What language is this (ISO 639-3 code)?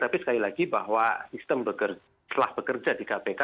ind